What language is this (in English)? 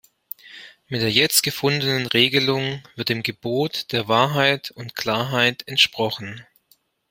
German